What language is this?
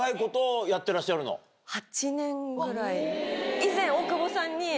Japanese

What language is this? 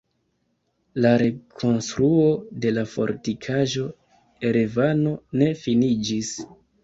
Esperanto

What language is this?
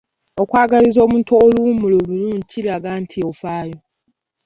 Ganda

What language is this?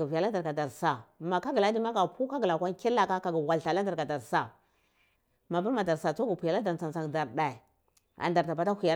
Cibak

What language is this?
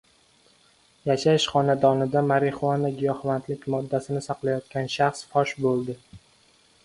Uzbek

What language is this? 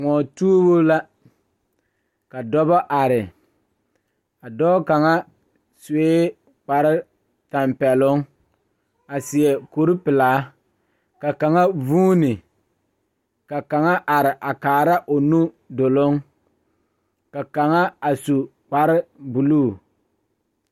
Southern Dagaare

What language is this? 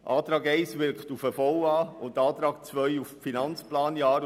Swiss German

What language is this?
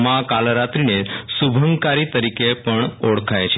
Gujarati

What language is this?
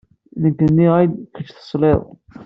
Kabyle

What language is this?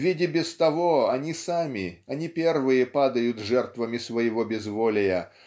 Russian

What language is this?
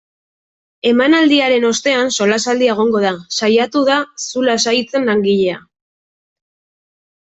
Basque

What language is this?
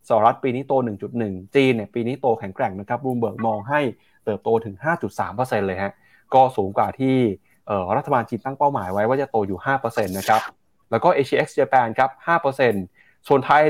Thai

